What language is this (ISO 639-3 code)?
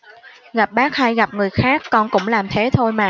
vie